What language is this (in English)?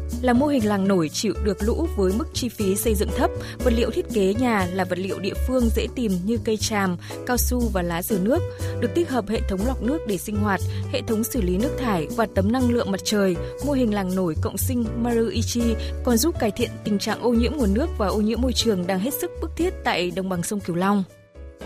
Vietnamese